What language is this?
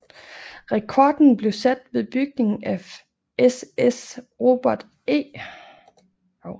Danish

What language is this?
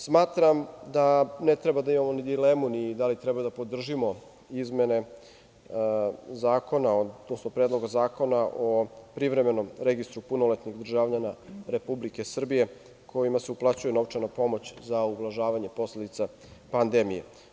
Serbian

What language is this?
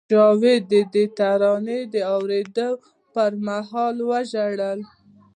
Pashto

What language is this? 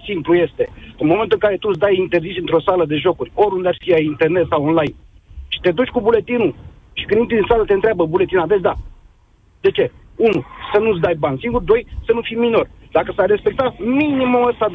Romanian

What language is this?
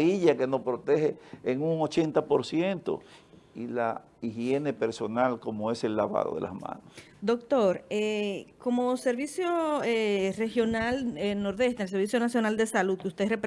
Spanish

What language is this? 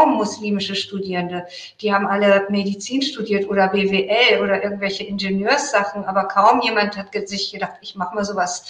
German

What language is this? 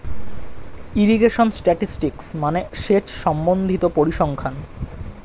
Bangla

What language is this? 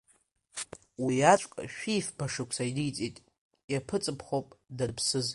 Abkhazian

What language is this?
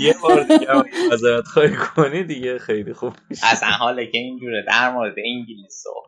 Persian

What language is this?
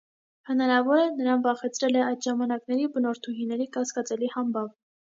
Armenian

